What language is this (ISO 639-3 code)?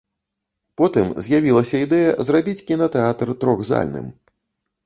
bel